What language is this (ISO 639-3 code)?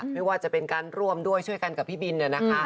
tha